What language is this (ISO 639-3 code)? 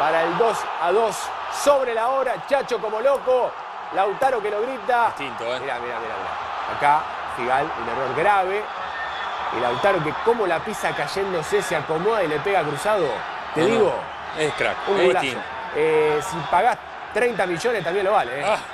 spa